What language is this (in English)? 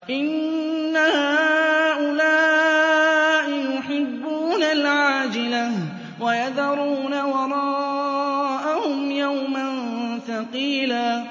Arabic